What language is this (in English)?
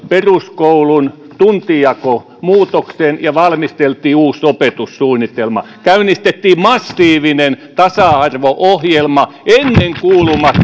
Finnish